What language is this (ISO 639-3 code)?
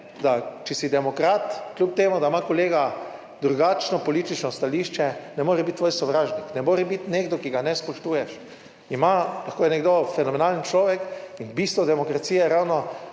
slv